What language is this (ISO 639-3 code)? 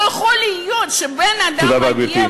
heb